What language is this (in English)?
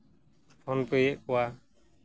Santali